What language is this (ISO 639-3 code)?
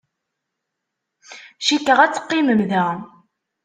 kab